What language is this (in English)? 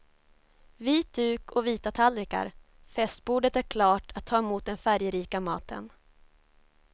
Swedish